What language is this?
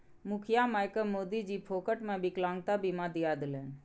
Maithili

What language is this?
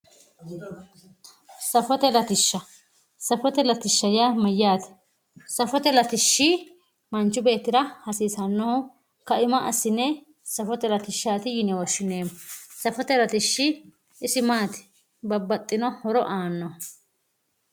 Sidamo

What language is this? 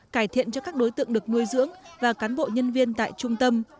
Vietnamese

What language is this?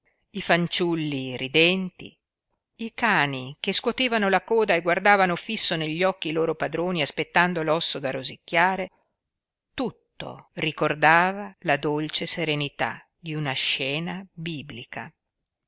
Italian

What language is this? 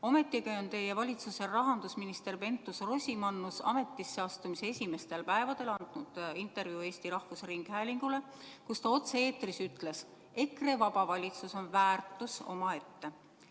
Estonian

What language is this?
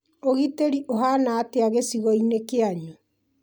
Kikuyu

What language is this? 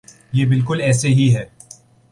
Urdu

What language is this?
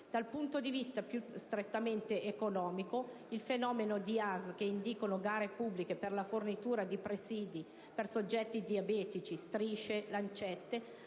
Italian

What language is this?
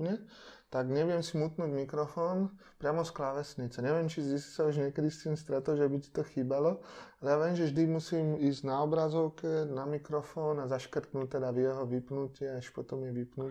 Czech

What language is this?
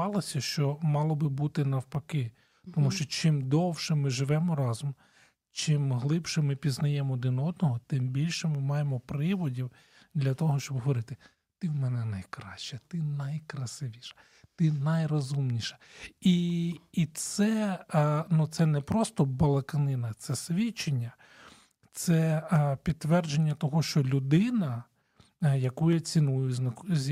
Ukrainian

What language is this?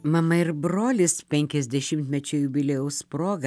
Lithuanian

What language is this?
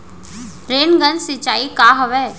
Chhattisgarhi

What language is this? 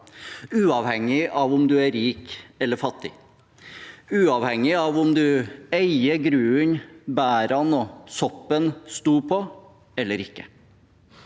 Norwegian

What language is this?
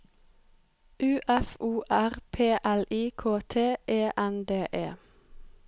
Norwegian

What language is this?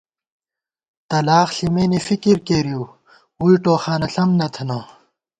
Gawar-Bati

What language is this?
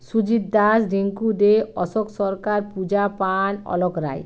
Bangla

